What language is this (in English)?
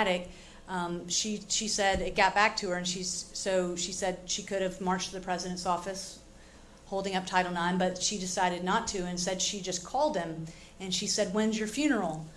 English